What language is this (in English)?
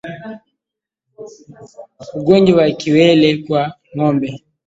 Swahili